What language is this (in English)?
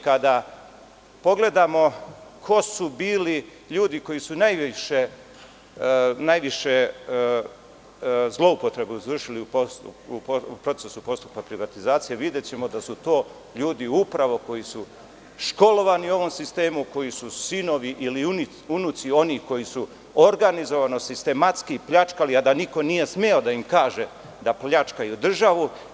Serbian